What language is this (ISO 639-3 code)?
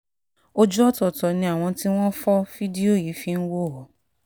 yor